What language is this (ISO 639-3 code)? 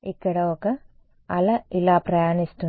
tel